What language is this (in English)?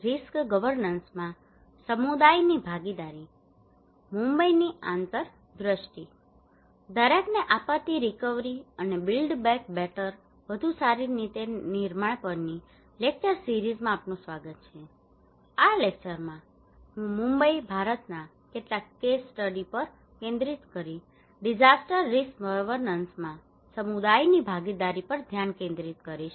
Gujarati